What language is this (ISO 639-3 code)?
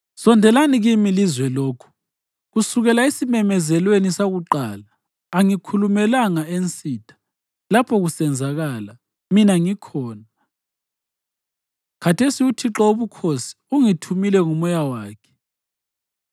nde